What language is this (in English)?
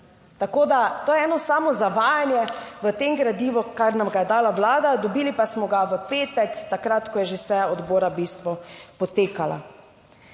Slovenian